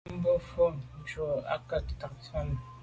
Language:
Medumba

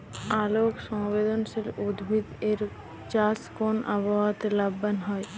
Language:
Bangla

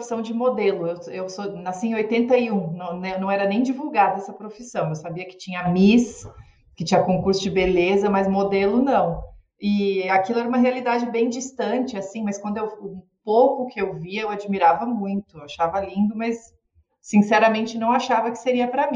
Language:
Portuguese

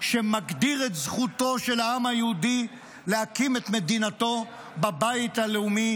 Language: Hebrew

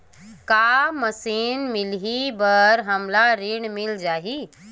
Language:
Chhattisgarhi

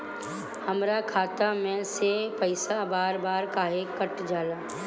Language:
Bhojpuri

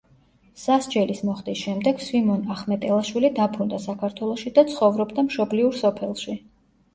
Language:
Georgian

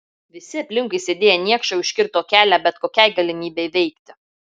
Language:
Lithuanian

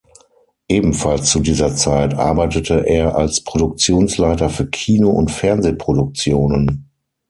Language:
German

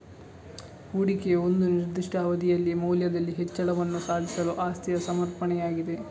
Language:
Kannada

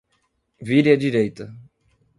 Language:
Portuguese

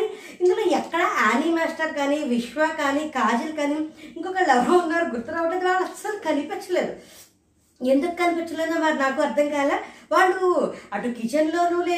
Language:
Telugu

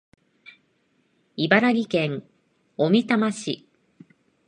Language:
Japanese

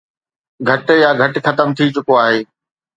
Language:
Sindhi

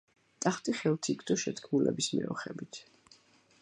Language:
Georgian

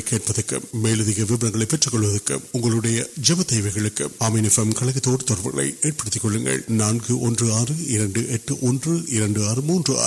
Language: Urdu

